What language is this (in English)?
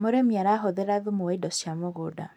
Kikuyu